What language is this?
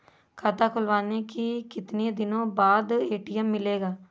Hindi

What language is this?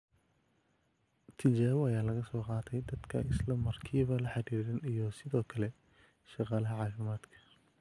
Somali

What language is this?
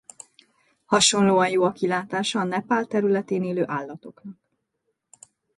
Hungarian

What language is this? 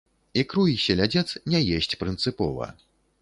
Belarusian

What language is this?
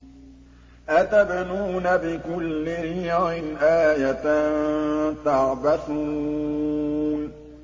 Arabic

